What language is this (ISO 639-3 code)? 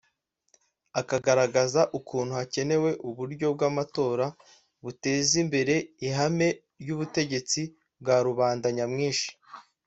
kin